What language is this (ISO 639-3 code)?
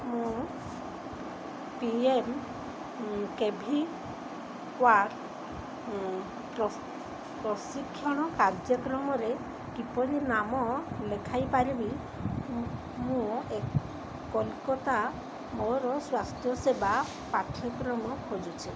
ori